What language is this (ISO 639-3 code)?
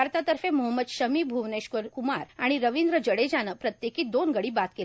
mar